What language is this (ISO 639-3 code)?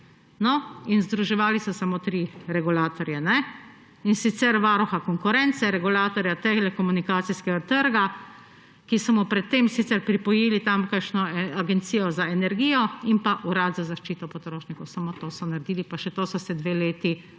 slv